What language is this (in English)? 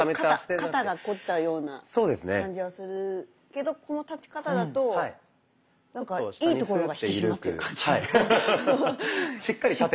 Japanese